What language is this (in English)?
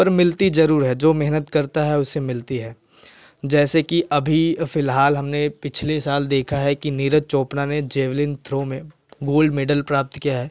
Hindi